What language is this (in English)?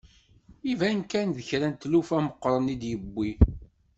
Kabyle